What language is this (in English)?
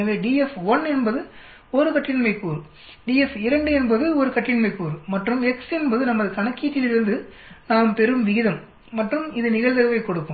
Tamil